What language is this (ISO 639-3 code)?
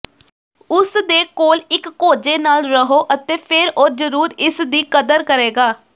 pan